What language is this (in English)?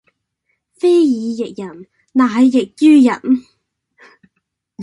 Cantonese